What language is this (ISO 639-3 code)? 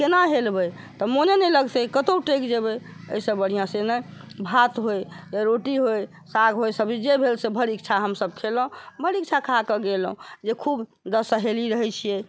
mai